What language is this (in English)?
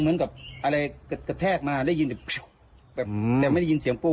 Thai